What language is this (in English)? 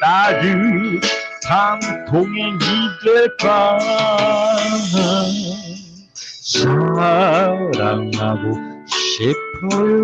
Korean